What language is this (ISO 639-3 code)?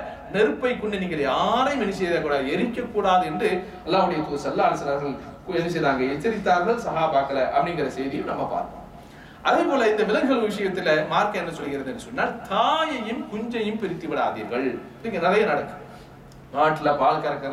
ara